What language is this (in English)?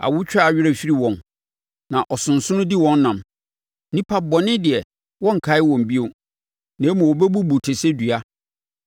Akan